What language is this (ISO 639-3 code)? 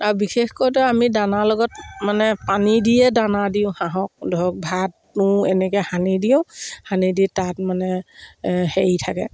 asm